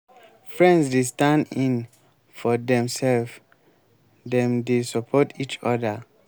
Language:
Nigerian Pidgin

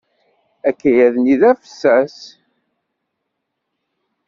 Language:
Kabyle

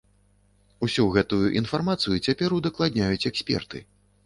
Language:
Belarusian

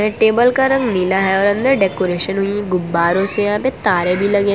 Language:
Hindi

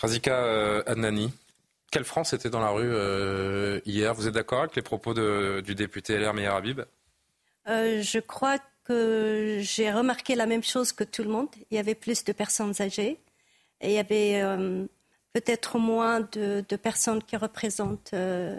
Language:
French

